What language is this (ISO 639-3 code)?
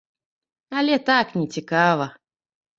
bel